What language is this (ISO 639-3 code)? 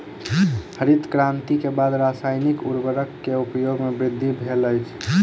mai